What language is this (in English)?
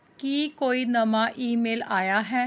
Punjabi